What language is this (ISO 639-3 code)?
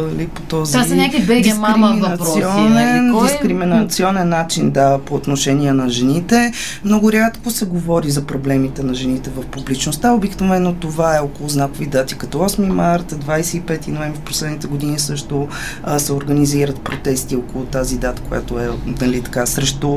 bul